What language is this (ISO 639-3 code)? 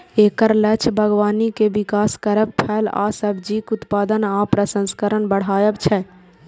mai